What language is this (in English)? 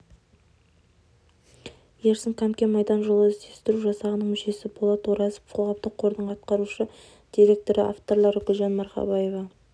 Kazakh